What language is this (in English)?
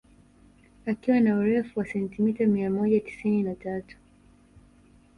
Swahili